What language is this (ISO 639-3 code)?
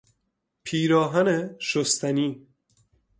fas